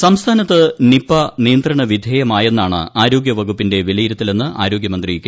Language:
Malayalam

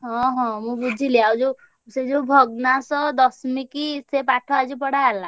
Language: Odia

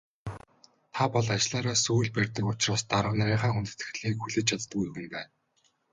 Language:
Mongolian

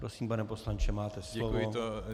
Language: Czech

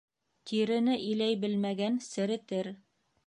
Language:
Bashkir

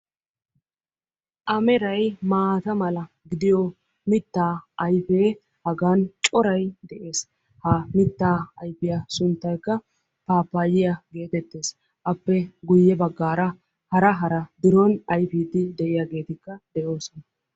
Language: Wolaytta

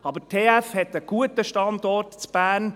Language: Swiss German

